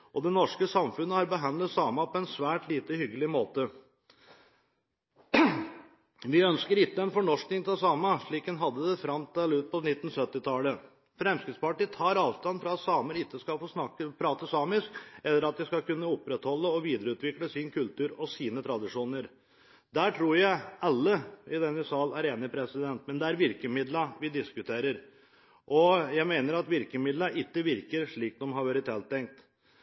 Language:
Norwegian Bokmål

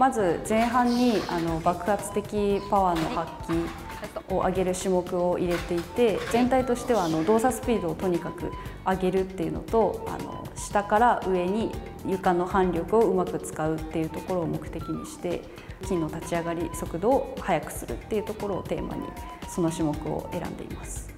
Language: Japanese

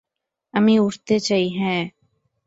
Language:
Bangla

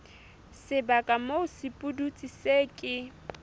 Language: Southern Sotho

